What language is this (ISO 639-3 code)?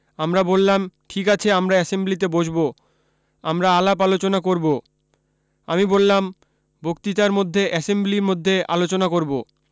ben